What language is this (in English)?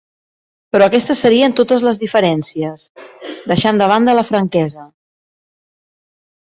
Catalan